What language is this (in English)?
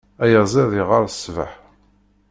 Kabyle